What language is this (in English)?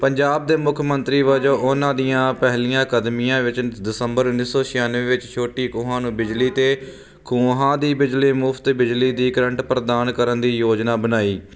Punjabi